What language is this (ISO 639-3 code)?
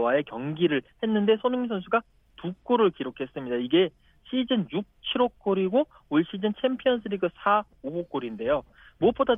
kor